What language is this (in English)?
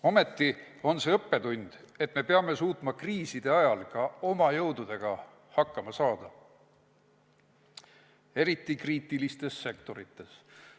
Estonian